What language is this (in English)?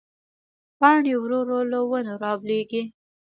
Pashto